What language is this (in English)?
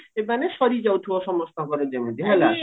Odia